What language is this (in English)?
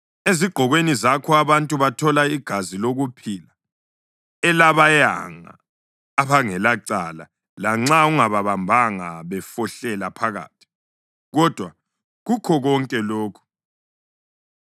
North Ndebele